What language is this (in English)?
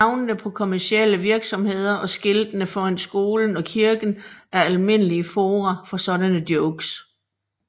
Danish